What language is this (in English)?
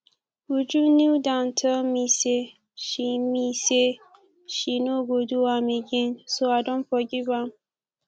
Nigerian Pidgin